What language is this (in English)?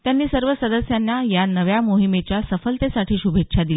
Marathi